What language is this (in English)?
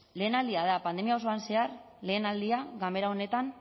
Basque